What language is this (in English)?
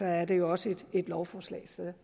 Danish